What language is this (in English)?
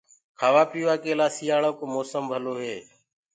Gurgula